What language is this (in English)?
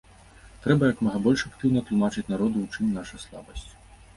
Belarusian